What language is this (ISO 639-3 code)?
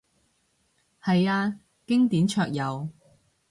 yue